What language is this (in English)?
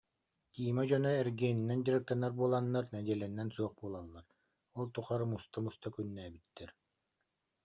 Yakut